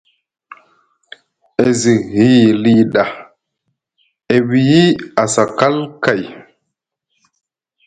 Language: Musgu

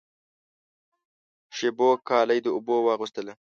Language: Pashto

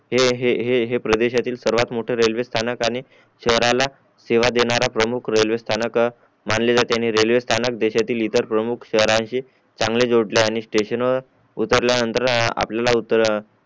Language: Marathi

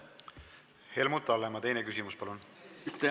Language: Estonian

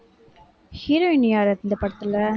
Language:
Tamil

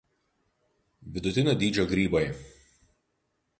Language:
Lithuanian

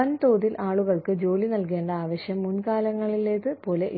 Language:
Malayalam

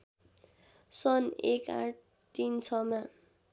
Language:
Nepali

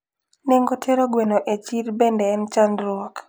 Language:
Luo (Kenya and Tanzania)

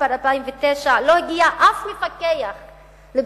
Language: Hebrew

